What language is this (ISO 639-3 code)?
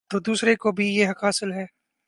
urd